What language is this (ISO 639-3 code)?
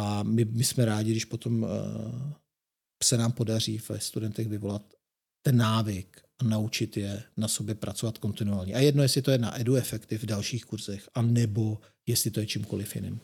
ces